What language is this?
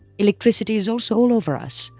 English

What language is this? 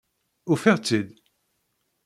Kabyle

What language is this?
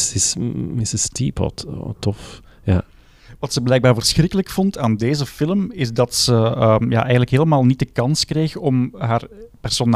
Dutch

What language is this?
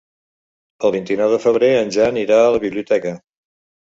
Catalan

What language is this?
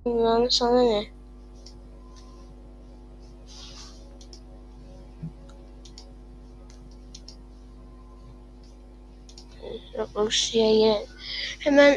Turkish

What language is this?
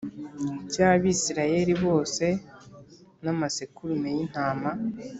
Kinyarwanda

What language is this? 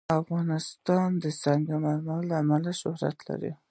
Pashto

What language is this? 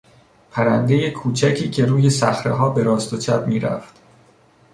Persian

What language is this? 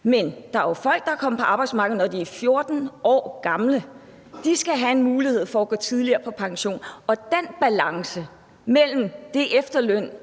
Danish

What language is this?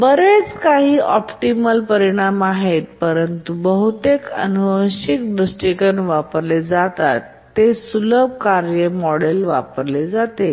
Marathi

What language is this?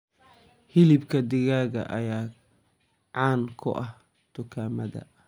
Somali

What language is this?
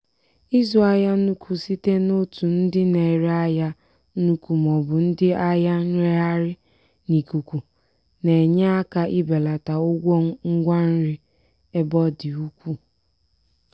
Igbo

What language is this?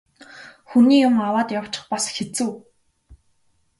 Mongolian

